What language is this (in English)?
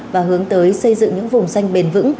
Vietnamese